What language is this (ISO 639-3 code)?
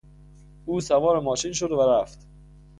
fas